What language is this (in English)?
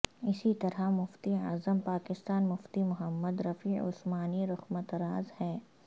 Urdu